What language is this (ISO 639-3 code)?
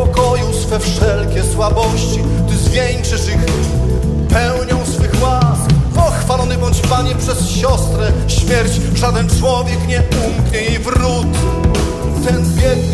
pol